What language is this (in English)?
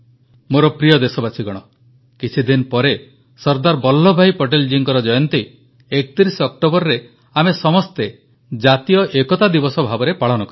Odia